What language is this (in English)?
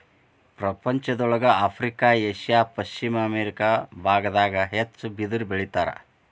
Kannada